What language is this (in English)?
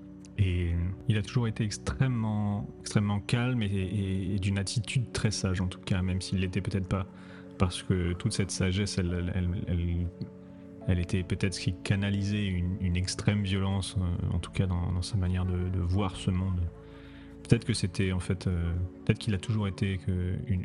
French